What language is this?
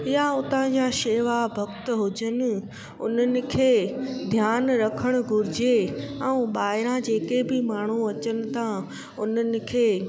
Sindhi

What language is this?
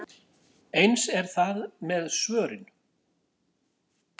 Icelandic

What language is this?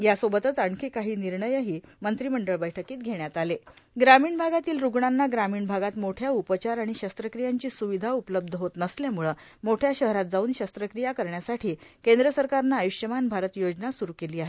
Marathi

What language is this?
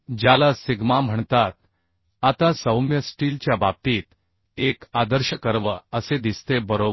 Marathi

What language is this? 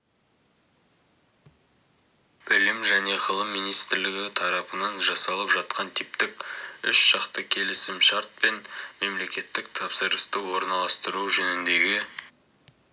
Kazakh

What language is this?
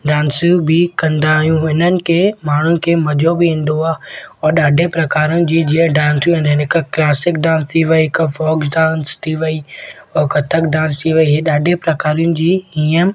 Sindhi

